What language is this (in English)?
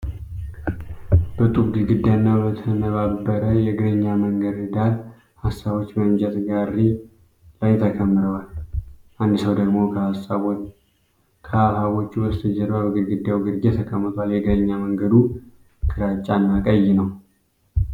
Amharic